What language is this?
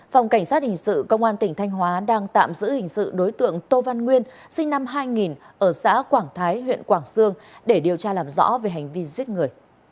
Vietnamese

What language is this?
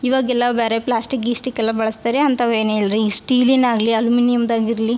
Kannada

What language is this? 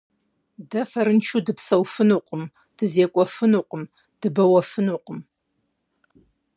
Kabardian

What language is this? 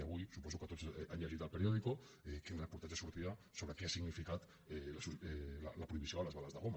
Catalan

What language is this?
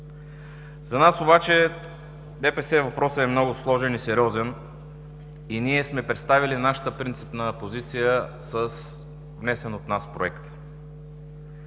Bulgarian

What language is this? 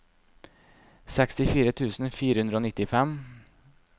Norwegian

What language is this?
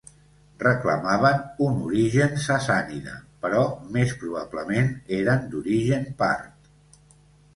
Catalan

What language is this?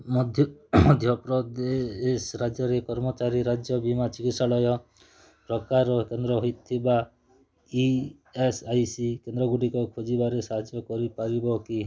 Odia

